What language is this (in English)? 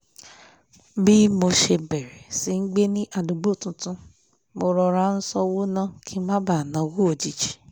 Yoruba